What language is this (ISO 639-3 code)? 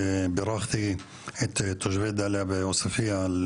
heb